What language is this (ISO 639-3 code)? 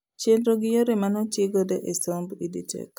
luo